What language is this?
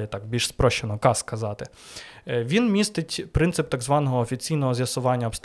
Ukrainian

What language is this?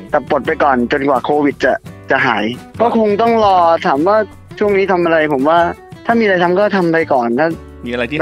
Thai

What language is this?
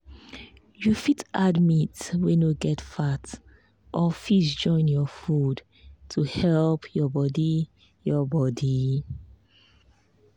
Nigerian Pidgin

